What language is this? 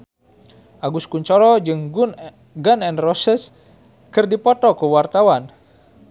Sundanese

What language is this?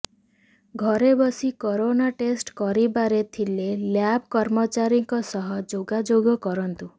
Odia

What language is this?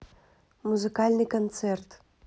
Russian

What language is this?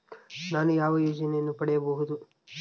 Kannada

